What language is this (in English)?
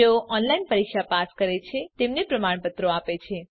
Gujarati